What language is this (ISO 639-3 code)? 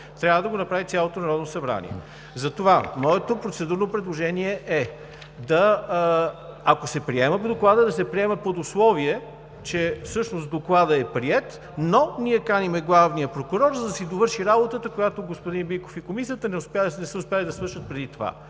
bul